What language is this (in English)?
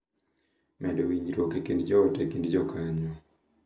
Luo (Kenya and Tanzania)